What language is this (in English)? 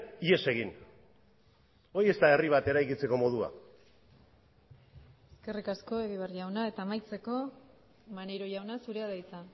Basque